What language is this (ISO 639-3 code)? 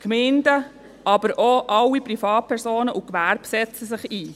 gsw